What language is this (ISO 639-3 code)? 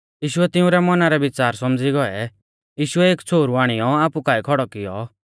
bfz